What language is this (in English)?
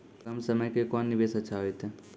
Maithili